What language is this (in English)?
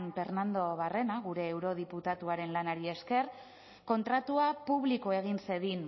Basque